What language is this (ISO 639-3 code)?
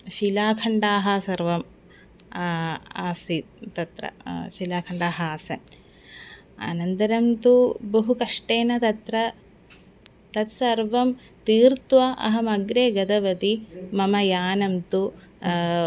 san